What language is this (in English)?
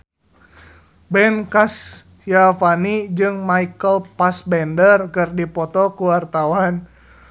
Sundanese